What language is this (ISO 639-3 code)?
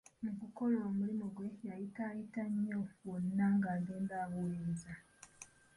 lug